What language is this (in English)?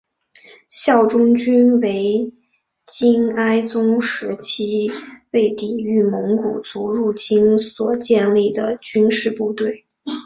Chinese